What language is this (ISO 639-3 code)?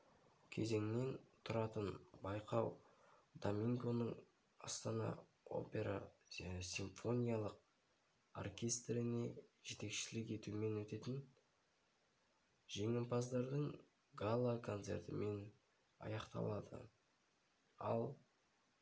kaz